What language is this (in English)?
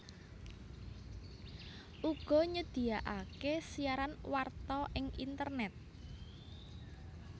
Javanese